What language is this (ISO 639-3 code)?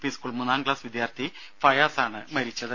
mal